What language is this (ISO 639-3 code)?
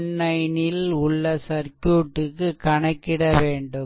tam